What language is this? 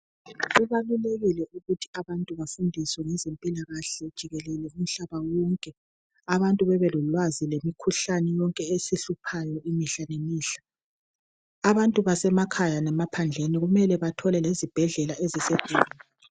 North Ndebele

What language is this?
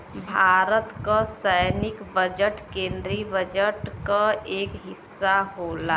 Bhojpuri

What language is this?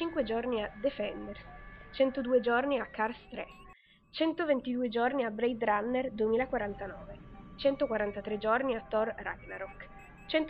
Italian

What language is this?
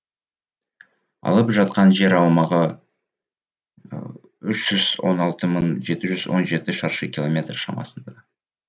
Kazakh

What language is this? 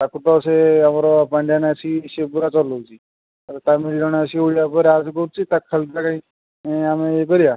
Odia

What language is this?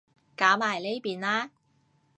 Cantonese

